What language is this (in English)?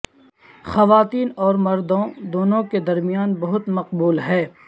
Urdu